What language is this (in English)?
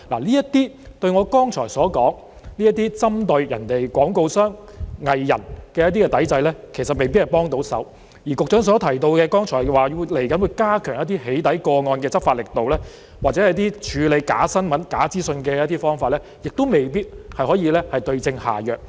Cantonese